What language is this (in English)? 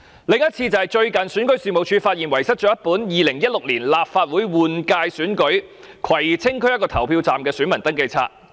Cantonese